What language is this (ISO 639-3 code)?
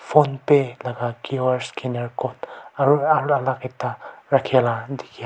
nag